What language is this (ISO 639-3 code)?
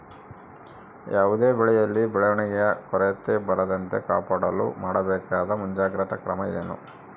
kan